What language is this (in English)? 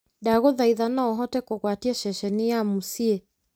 Kikuyu